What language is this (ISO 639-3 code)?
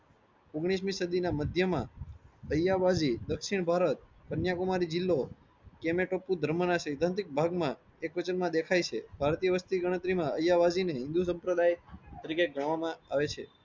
guj